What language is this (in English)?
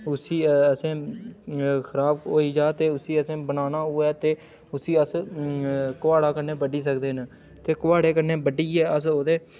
Dogri